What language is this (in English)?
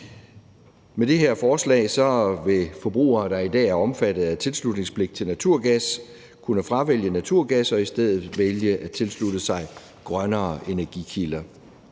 Danish